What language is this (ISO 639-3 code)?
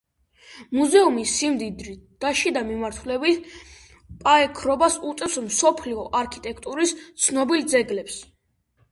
kat